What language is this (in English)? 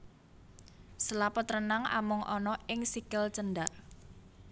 Javanese